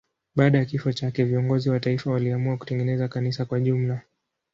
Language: Swahili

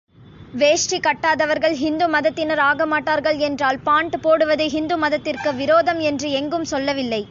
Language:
Tamil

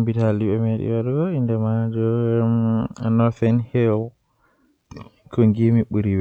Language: Western Niger Fulfulde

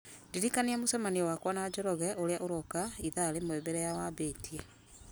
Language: Kikuyu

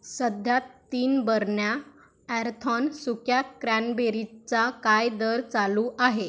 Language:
Marathi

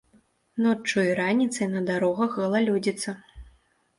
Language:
Belarusian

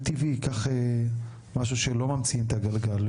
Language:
Hebrew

